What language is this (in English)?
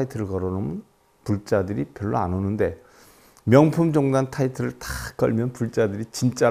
Korean